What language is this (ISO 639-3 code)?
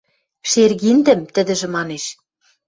mrj